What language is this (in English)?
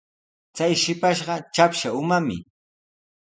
Sihuas Ancash Quechua